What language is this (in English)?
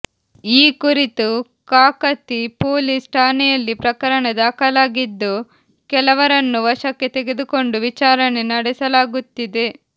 Kannada